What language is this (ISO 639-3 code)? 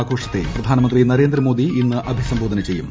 mal